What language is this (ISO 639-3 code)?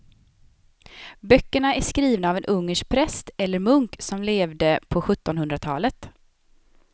swe